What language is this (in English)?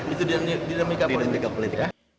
Indonesian